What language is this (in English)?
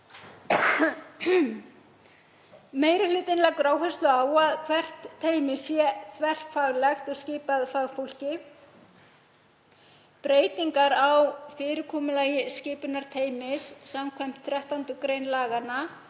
Icelandic